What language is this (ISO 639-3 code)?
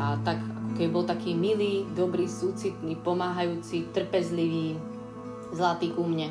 slk